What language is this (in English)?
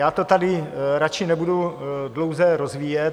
Czech